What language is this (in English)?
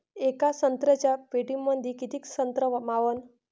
Marathi